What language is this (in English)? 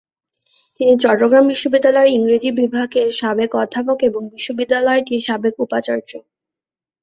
Bangla